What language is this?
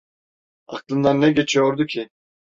Turkish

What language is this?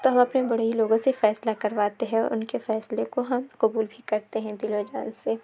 Urdu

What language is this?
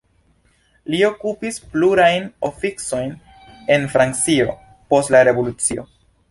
Esperanto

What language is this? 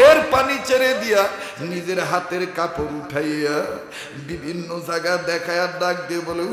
Romanian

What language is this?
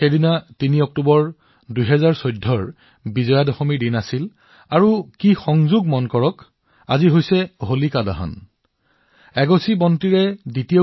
Assamese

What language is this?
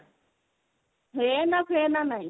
Odia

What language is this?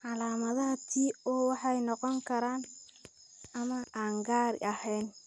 Somali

